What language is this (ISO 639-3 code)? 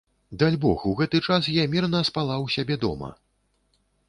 bel